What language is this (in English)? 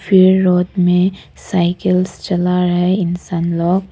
Hindi